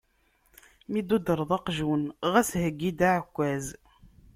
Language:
Kabyle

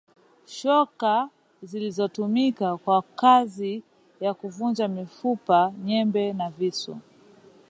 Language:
Swahili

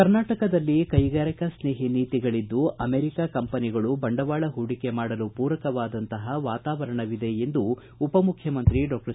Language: Kannada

